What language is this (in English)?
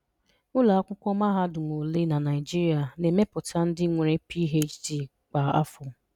Igbo